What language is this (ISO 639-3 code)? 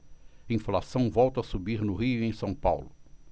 por